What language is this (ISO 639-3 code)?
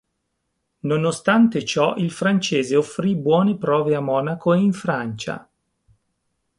ita